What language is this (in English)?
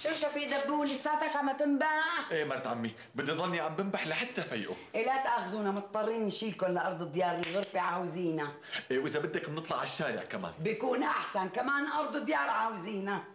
Arabic